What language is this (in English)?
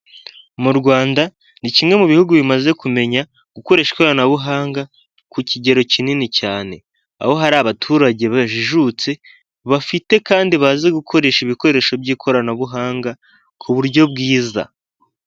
Kinyarwanda